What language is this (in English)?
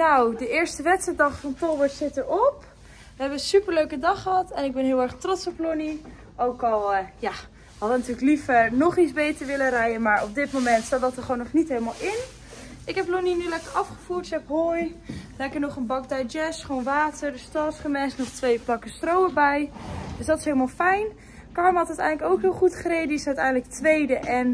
Dutch